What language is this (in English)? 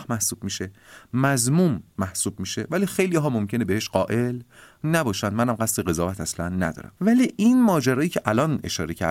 Persian